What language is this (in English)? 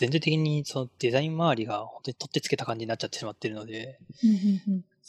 Japanese